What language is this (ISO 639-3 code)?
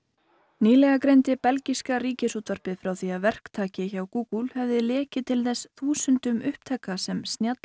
isl